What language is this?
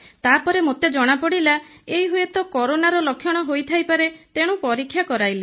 Odia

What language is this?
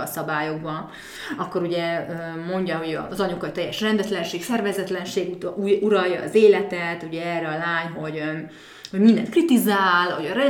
Hungarian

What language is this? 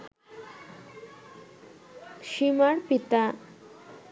Bangla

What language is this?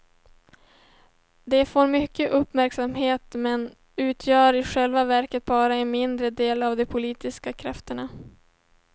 Swedish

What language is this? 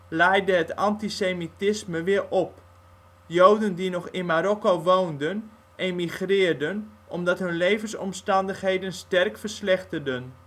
Dutch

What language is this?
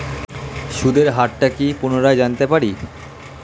Bangla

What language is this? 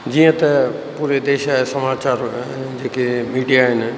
Sindhi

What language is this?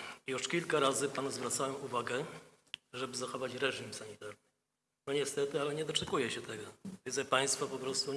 Polish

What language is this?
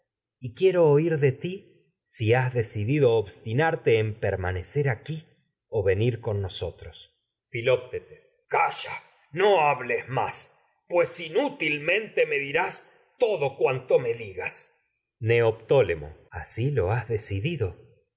Spanish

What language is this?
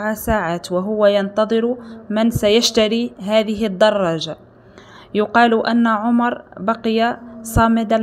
Arabic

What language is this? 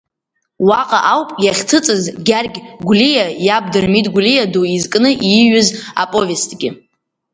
Abkhazian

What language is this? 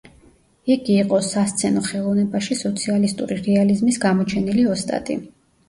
Georgian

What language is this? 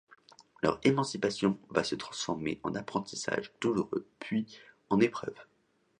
French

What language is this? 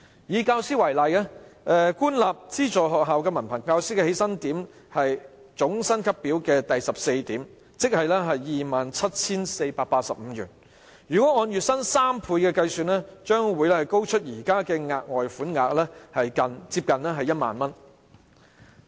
Cantonese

